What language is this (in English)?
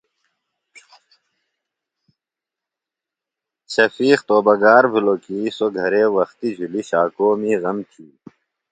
Phalura